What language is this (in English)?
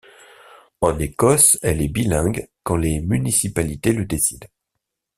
French